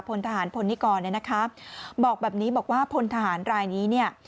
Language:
Thai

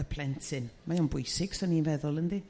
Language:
Welsh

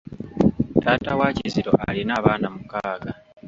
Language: Ganda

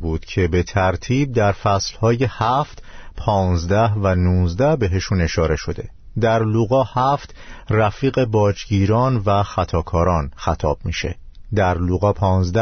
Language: Persian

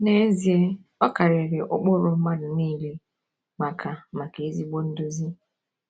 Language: Igbo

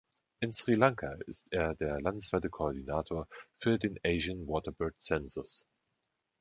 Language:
German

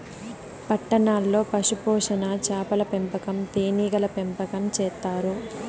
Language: Telugu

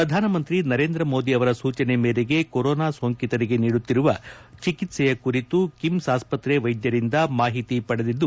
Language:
Kannada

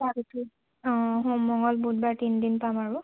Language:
Assamese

